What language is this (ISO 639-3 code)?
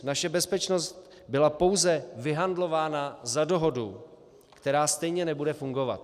ces